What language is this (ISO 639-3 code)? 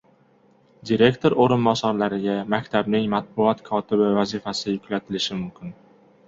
uzb